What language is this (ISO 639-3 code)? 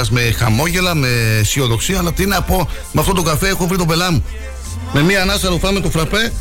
ell